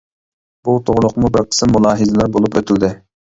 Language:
Uyghur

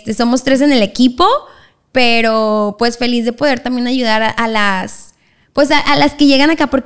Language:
Spanish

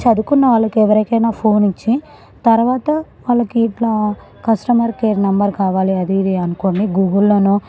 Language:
Telugu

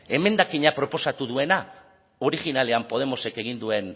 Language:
Basque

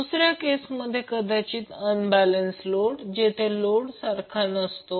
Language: Marathi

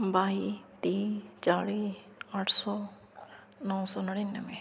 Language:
Punjabi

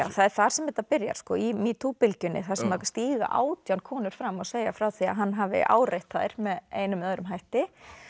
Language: Icelandic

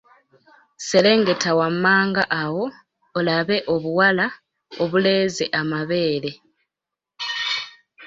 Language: Ganda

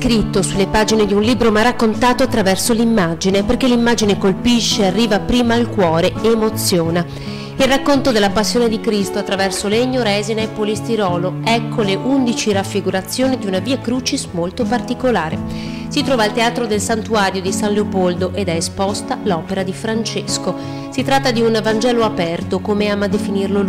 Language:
Italian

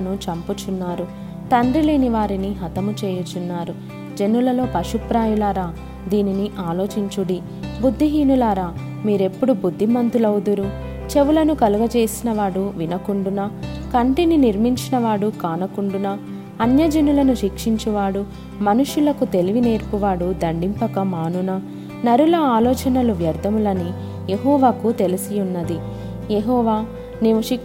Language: Telugu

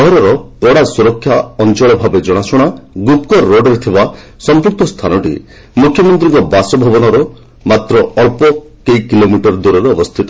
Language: Odia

